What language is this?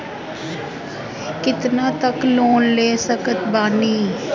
Bhojpuri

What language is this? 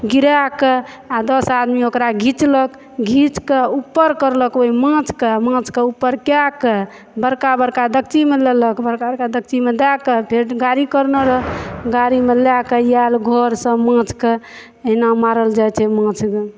Maithili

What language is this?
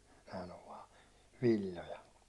Finnish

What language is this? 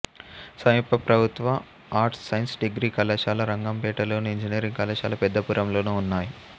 Telugu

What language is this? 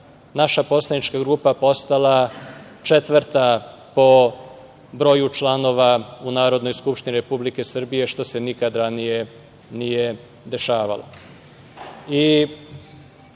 Serbian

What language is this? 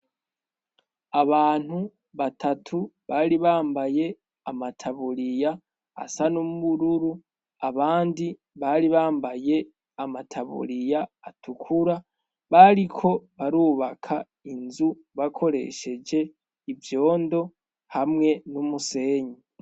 Rundi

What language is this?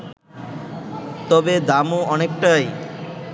Bangla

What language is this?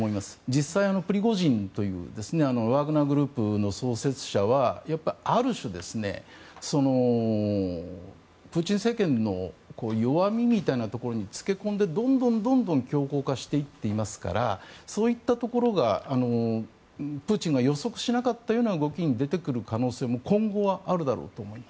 Japanese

